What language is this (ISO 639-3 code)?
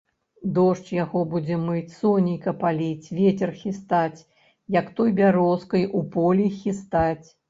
bel